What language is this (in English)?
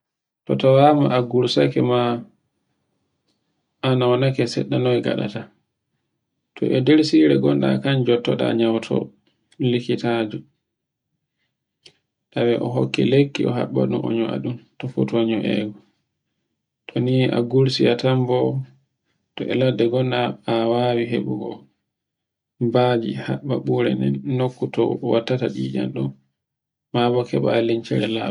Borgu Fulfulde